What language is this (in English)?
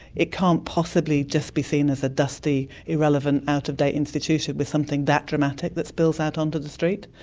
English